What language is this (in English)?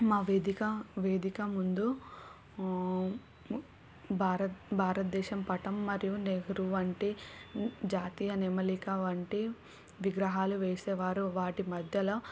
Telugu